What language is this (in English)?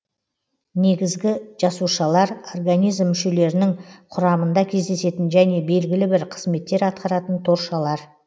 Kazakh